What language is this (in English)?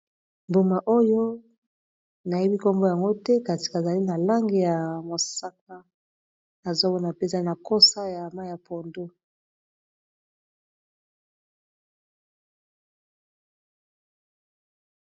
Lingala